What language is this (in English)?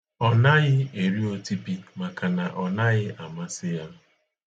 Igbo